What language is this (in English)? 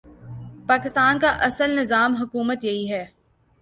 Urdu